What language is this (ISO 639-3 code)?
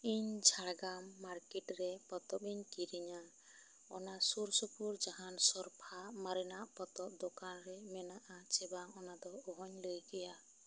sat